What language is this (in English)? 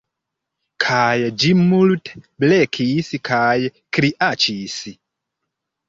Esperanto